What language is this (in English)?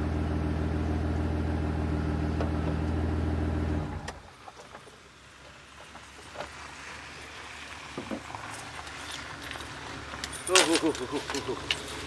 Romanian